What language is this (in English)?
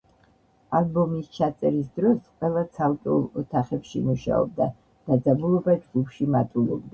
Georgian